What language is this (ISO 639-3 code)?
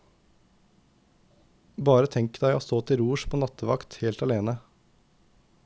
nor